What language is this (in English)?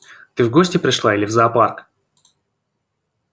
Russian